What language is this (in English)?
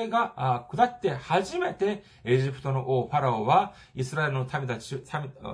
Japanese